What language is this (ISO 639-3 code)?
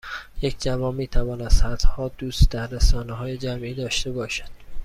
fas